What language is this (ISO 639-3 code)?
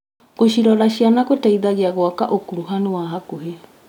kik